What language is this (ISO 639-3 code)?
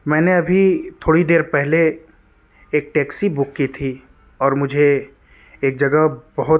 urd